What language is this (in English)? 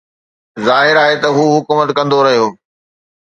Sindhi